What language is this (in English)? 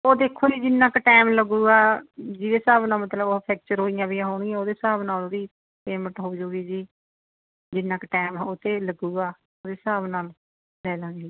Punjabi